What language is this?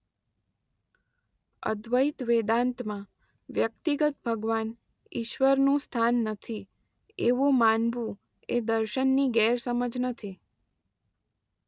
Gujarati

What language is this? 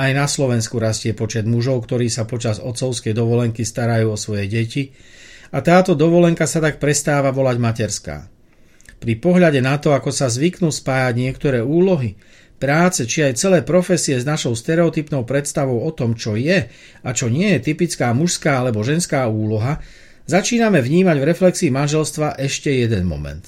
Slovak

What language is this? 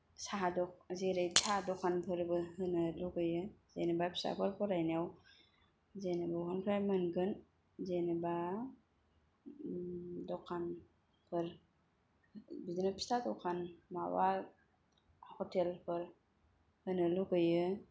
Bodo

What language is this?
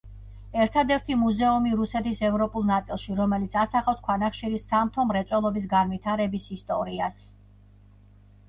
Georgian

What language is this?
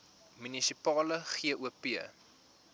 Afrikaans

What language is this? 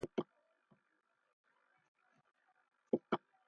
Kohistani Shina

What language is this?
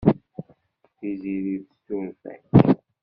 Kabyle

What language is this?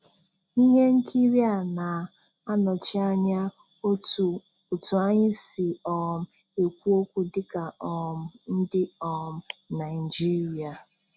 Igbo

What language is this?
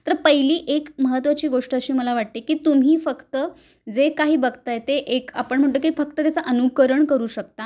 Marathi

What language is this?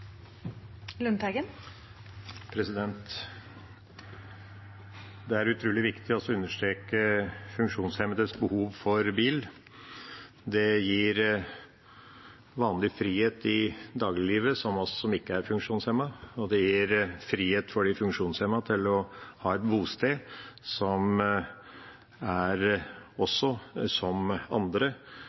Norwegian Bokmål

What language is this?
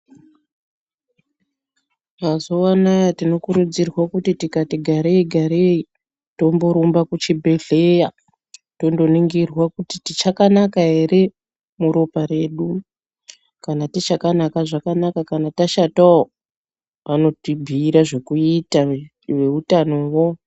Ndau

